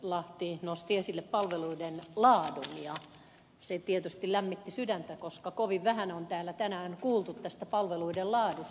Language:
Finnish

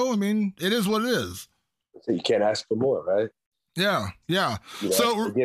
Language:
English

